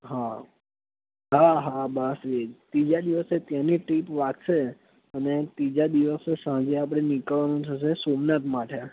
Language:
Gujarati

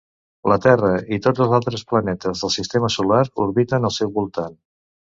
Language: Catalan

